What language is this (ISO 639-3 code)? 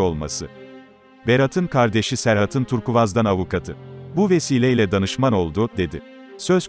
tur